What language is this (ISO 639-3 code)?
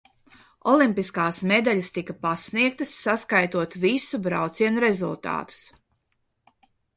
lav